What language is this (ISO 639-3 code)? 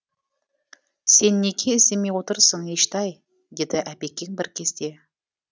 kaz